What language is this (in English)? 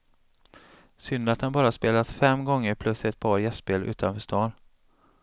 Swedish